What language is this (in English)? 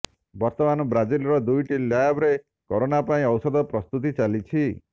Odia